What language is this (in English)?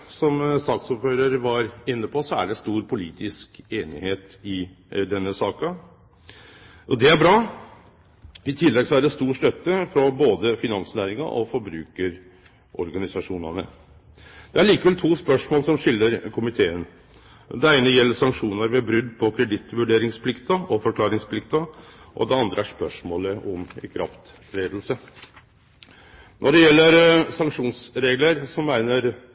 Norwegian Nynorsk